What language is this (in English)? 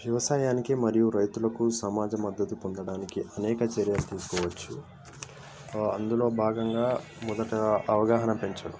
Telugu